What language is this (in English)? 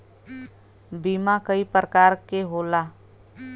Bhojpuri